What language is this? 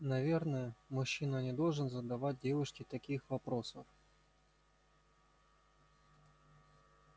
Russian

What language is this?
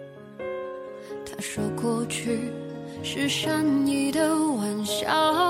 Chinese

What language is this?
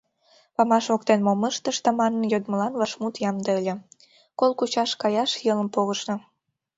Mari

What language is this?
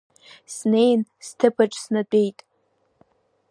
Abkhazian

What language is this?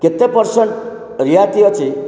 Odia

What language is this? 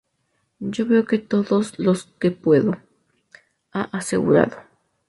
Spanish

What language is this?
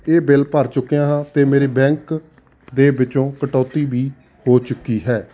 Punjabi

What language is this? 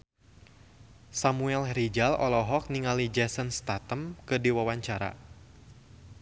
Sundanese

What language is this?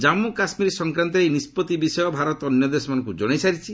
Odia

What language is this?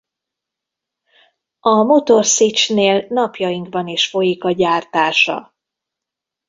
Hungarian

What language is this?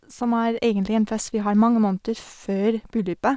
Norwegian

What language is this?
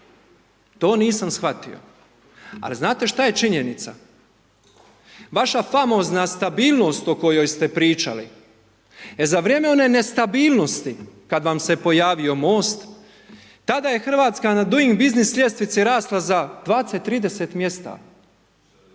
Croatian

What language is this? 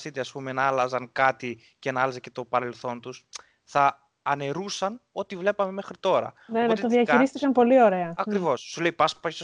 Greek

